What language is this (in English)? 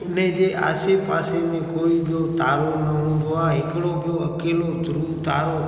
Sindhi